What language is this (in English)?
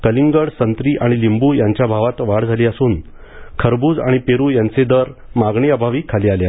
Marathi